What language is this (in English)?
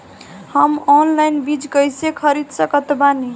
Bhojpuri